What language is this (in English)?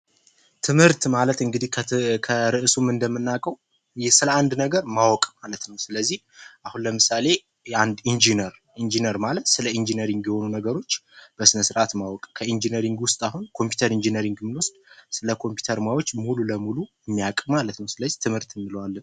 Amharic